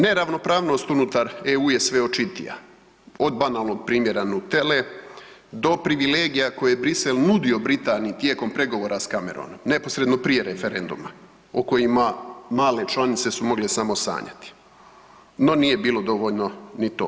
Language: Croatian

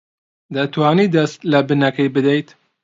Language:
Central Kurdish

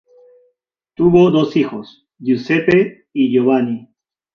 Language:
Spanish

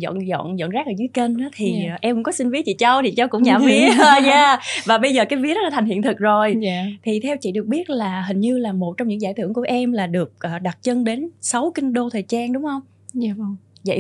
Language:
Vietnamese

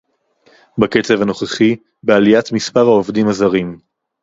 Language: Hebrew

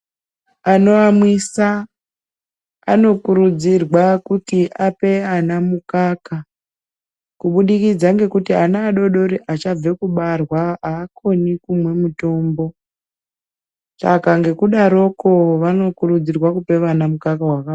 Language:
Ndau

